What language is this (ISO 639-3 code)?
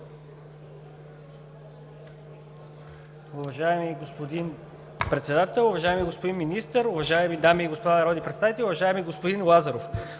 bul